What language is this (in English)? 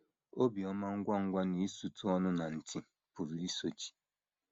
Igbo